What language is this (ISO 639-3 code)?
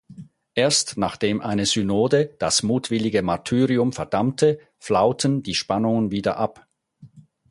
deu